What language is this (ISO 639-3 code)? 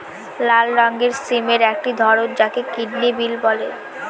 ben